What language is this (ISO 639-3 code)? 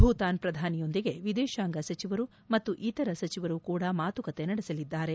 kan